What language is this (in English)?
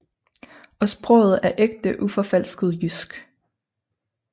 Danish